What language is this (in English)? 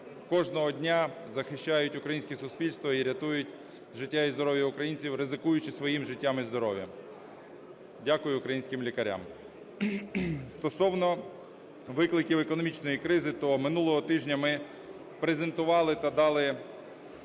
Ukrainian